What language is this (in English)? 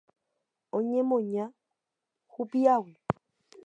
Guarani